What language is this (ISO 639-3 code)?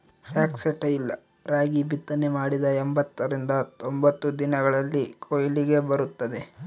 kan